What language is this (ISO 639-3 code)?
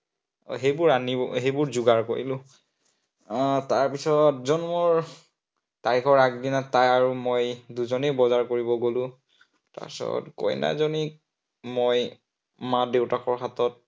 asm